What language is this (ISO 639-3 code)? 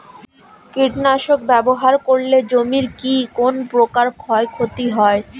ben